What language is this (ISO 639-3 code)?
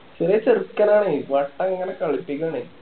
mal